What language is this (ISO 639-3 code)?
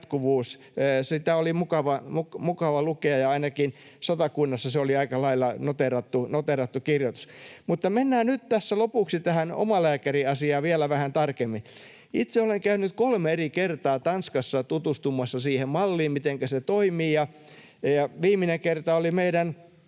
fin